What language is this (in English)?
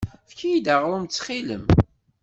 Kabyle